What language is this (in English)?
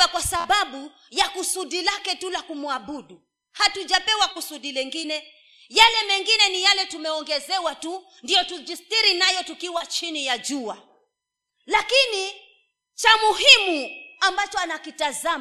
Swahili